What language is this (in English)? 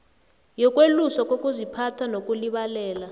South Ndebele